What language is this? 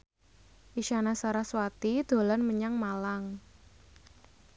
Javanese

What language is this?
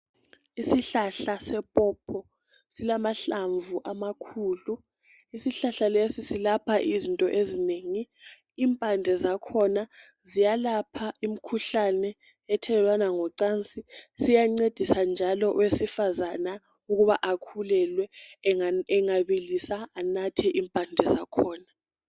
North Ndebele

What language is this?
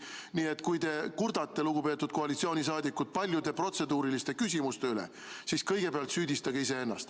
Estonian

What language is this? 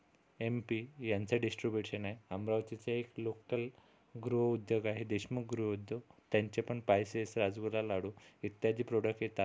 Marathi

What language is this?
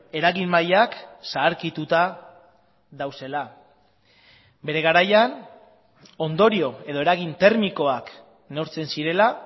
Basque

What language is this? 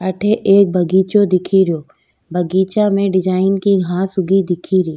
Rajasthani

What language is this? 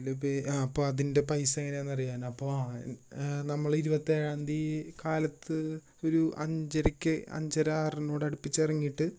Malayalam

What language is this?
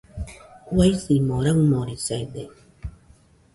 Nüpode Huitoto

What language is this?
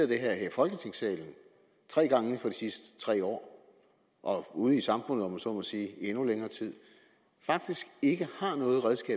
Danish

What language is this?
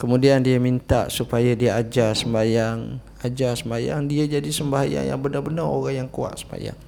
Malay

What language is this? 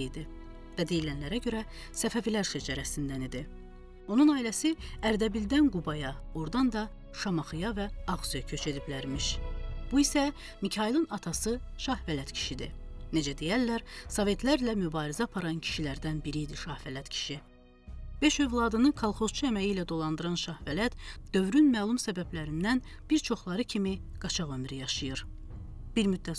Turkish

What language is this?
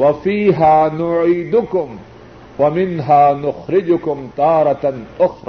Urdu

